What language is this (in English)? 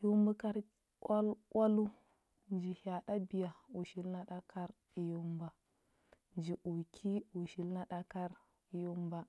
Huba